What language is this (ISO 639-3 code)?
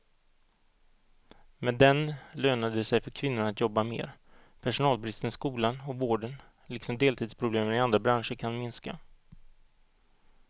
swe